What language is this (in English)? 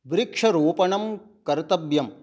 Sanskrit